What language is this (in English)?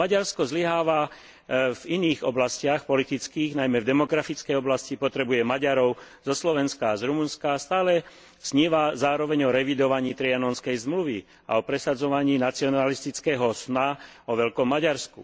Slovak